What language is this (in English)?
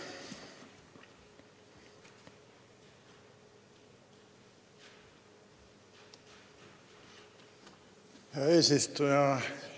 Estonian